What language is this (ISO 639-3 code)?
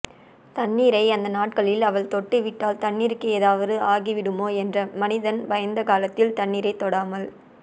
tam